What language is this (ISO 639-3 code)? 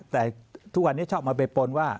tha